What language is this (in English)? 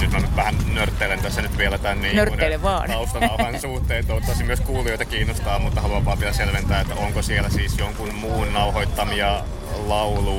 Finnish